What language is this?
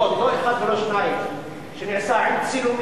Hebrew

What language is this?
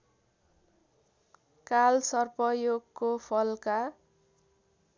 Nepali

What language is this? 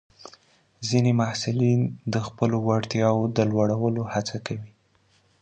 Pashto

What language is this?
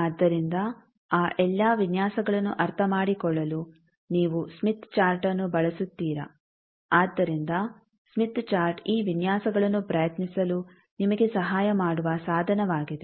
Kannada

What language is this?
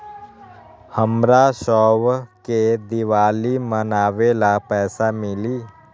Magahi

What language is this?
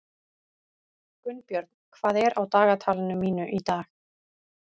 Icelandic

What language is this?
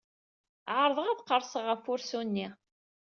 Kabyle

